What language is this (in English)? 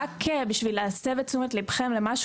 Hebrew